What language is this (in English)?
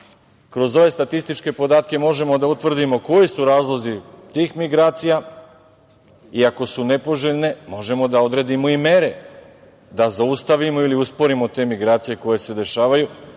Serbian